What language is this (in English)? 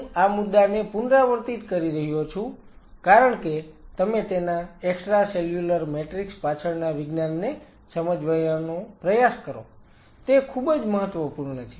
Gujarati